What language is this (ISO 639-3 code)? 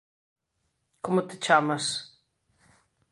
glg